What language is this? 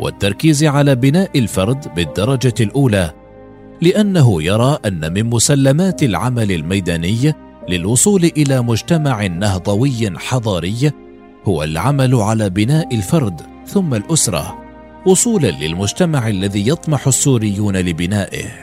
Arabic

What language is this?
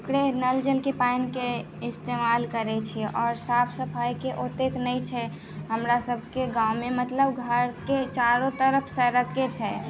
Maithili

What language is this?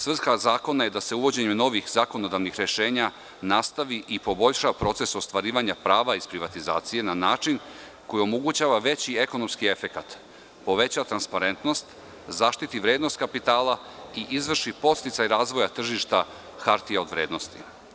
Serbian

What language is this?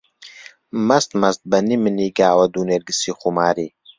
Central Kurdish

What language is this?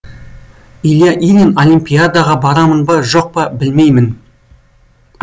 Kazakh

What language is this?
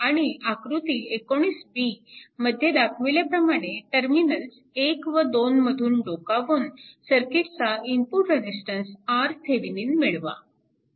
Marathi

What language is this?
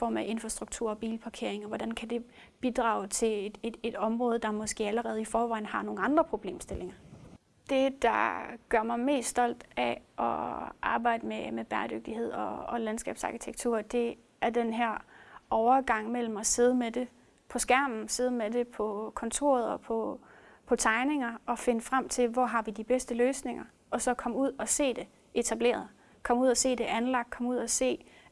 Danish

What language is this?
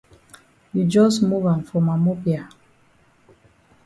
Cameroon Pidgin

